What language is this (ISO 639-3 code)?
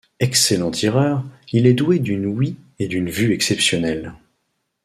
fra